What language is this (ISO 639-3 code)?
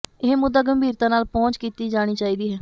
pan